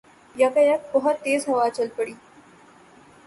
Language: Urdu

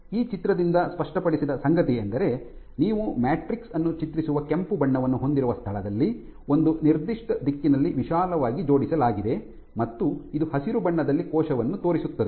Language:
Kannada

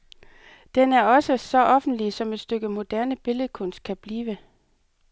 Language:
Danish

